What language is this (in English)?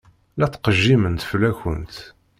Kabyle